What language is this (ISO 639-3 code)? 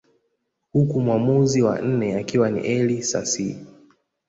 swa